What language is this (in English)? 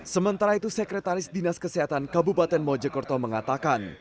Indonesian